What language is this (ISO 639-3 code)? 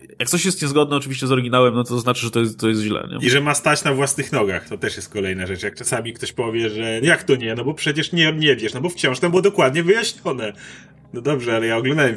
pol